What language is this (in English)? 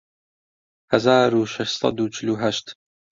Central Kurdish